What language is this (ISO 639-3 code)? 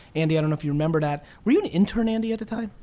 eng